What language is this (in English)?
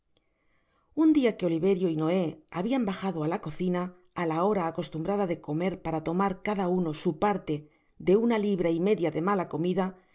Spanish